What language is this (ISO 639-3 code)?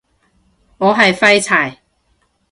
yue